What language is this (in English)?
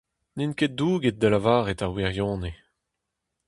Breton